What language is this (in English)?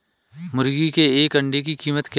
Hindi